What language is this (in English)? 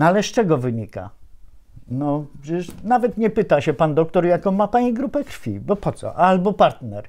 Polish